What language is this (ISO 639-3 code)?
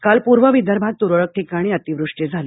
mar